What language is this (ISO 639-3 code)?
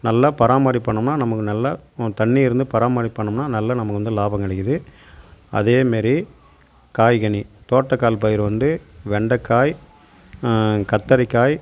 tam